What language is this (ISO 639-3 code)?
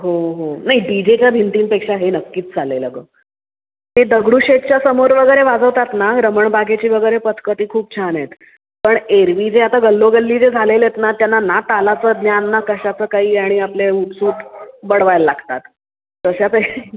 mar